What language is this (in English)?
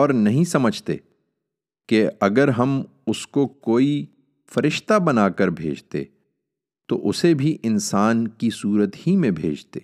Urdu